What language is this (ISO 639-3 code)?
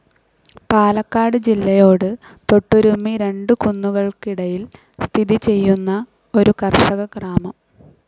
mal